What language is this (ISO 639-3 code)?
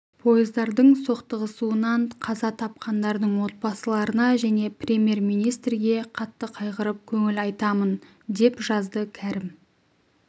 kaz